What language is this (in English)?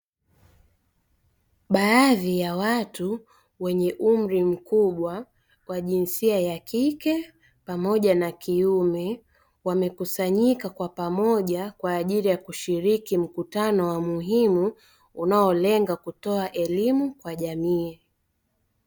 Swahili